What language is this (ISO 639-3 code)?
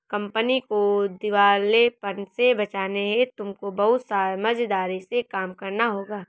hin